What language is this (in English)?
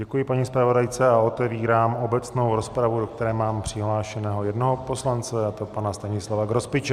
Czech